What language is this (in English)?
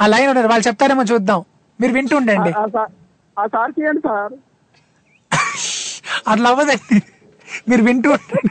Telugu